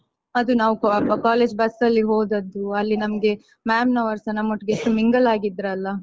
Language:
Kannada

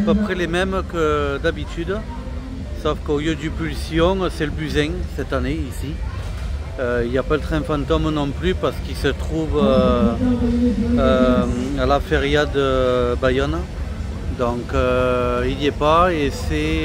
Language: French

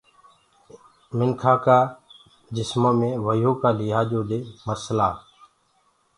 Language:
Gurgula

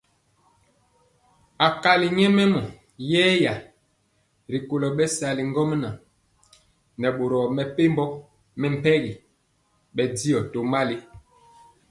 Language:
Mpiemo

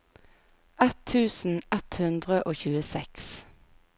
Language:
Norwegian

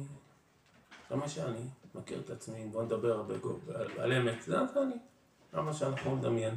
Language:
Hebrew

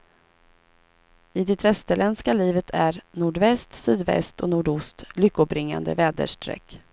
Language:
Swedish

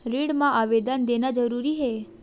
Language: Chhattisgarhi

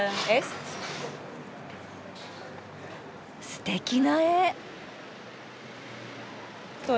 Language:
Japanese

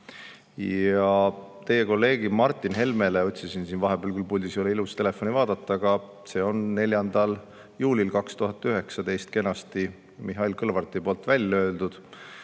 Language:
Estonian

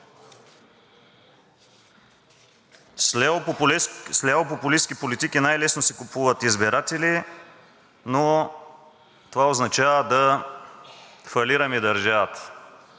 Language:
Bulgarian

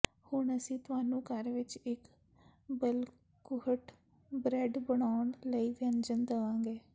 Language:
Punjabi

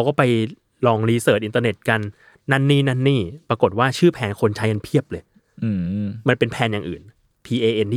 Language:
Thai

